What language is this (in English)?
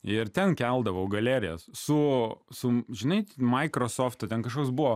Lithuanian